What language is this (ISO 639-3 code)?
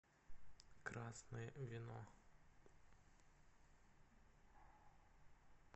rus